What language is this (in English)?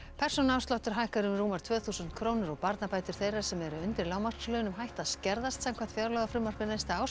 Icelandic